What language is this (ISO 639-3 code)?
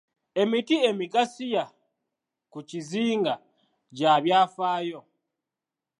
lug